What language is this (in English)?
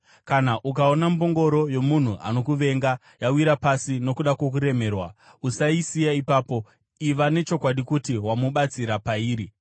Shona